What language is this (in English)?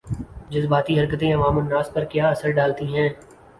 Urdu